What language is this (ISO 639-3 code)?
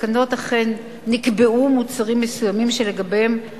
heb